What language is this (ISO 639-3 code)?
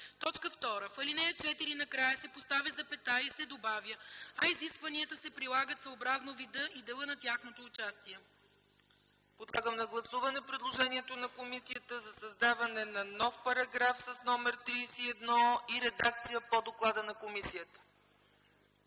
bul